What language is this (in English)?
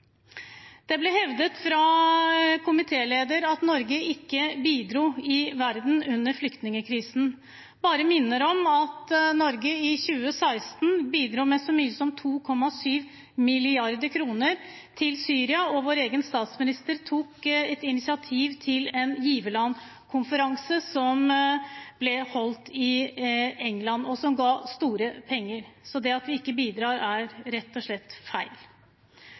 Norwegian Bokmål